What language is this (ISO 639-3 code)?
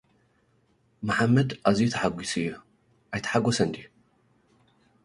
tir